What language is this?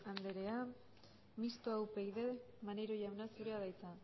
Basque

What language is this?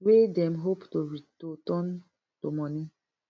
Nigerian Pidgin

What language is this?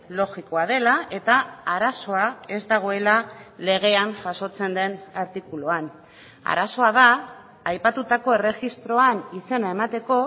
Basque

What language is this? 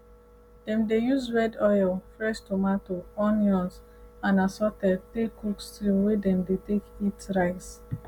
Nigerian Pidgin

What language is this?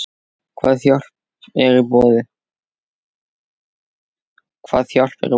Icelandic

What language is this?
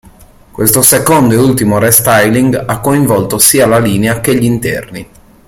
Italian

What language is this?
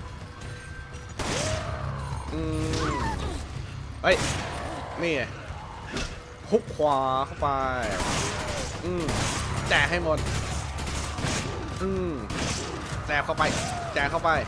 Thai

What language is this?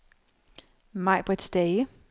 Danish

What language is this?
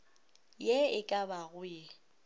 Northern Sotho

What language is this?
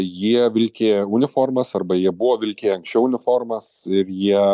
Lithuanian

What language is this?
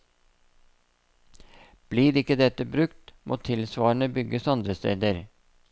Norwegian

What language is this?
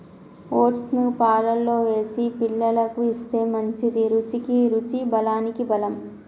Telugu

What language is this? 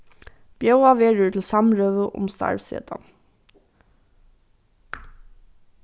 Faroese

